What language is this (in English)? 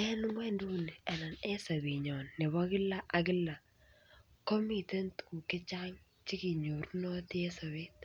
Kalenjin